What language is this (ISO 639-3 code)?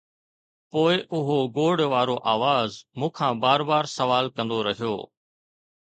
snd